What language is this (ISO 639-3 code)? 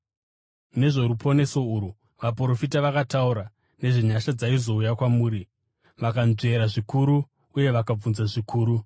sna